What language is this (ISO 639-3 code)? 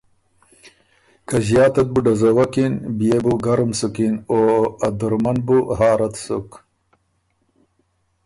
oru